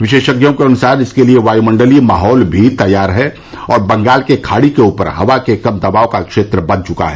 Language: Hindi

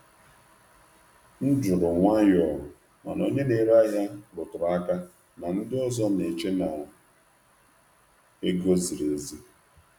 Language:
Igbo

